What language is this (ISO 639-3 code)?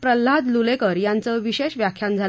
mar